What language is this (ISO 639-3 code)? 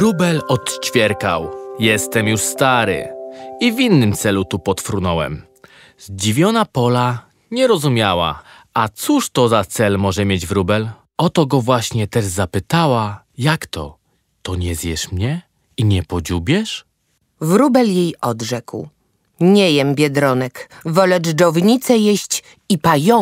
pol